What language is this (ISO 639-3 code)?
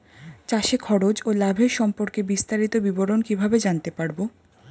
ben